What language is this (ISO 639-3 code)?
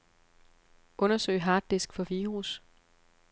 dan